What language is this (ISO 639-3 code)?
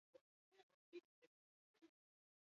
eus